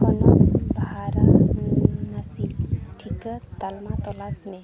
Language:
Santali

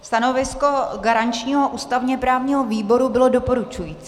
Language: Czech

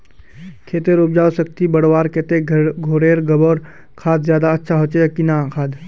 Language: Magahi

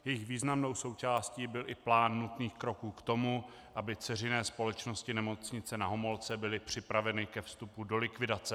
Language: Czech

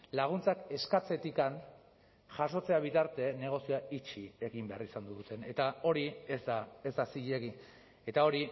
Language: Basque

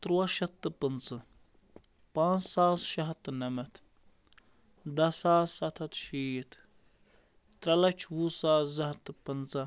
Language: Kashmiri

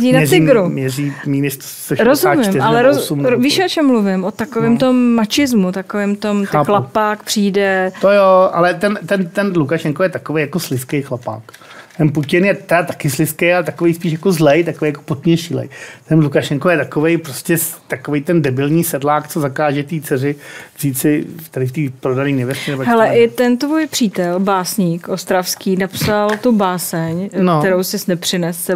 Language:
Czech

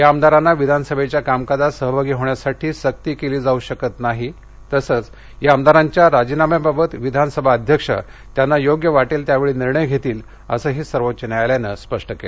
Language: Marathi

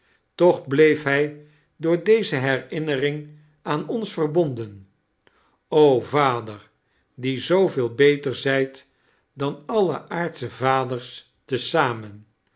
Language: Dutch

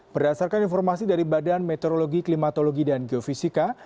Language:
Indonesian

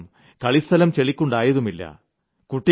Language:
Malayalam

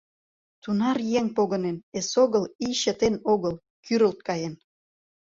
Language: Mari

